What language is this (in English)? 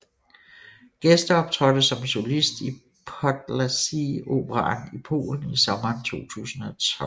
Danish